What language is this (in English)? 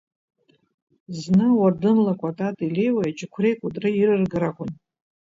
Abkhazian